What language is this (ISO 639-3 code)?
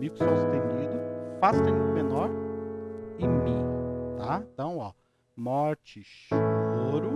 por